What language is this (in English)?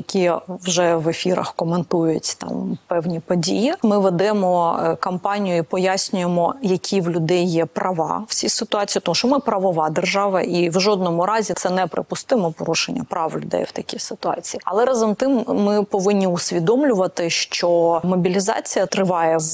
Ukrainian